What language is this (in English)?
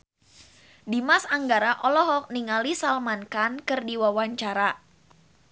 Sundanese